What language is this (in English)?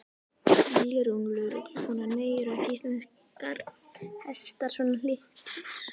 Icelandic